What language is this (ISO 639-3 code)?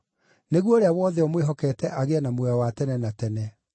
kik